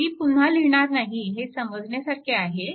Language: Marathi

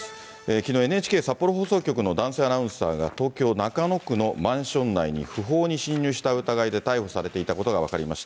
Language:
Japanese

